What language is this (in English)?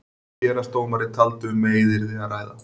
Icelandic